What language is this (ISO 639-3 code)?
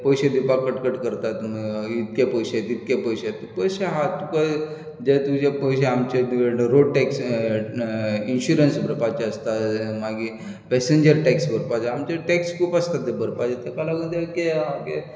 kok